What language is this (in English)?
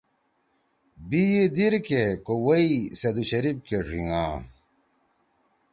Torwali